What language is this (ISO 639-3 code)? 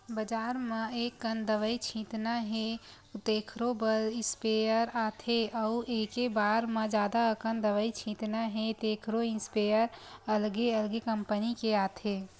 hne